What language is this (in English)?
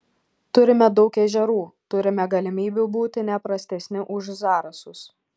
Lithuanian